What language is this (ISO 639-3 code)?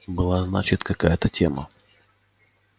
rus